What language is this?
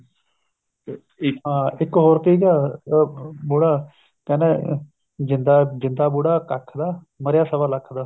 Punjabi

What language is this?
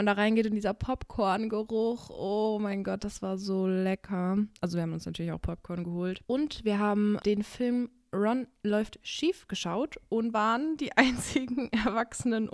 German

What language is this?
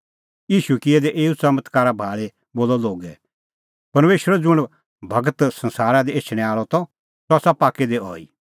Kullu Pahari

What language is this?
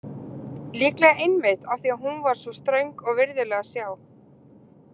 Icelandic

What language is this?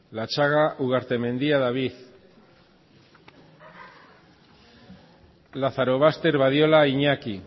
Basque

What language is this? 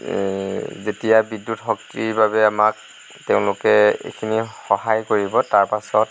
Assamese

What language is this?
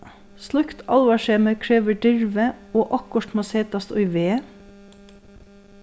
Faroese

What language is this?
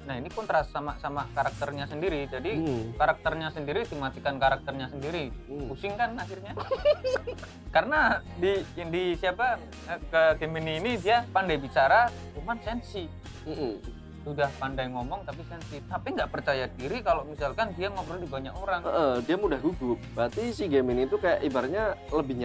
Indonesian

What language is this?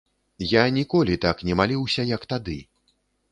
Belarusian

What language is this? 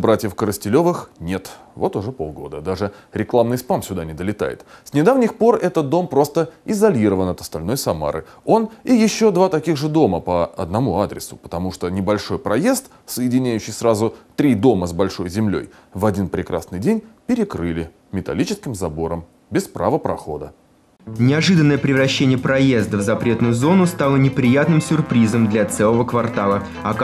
Russian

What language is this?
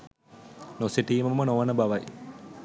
Sinhala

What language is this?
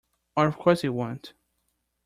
English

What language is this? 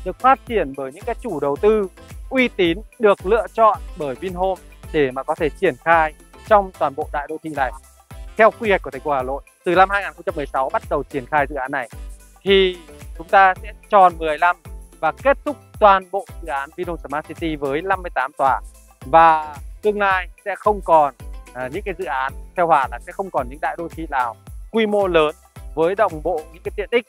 Vietnamese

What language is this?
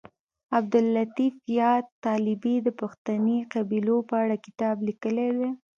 Pashto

